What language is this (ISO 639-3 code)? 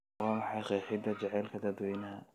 som